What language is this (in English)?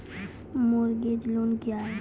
Maithili